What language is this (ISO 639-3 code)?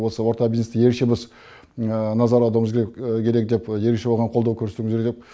kaz